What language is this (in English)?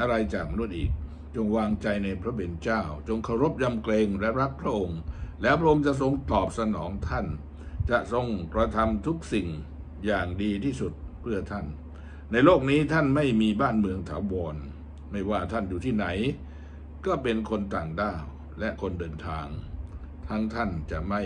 Thai